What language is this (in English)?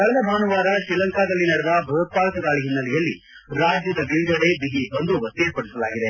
Kannada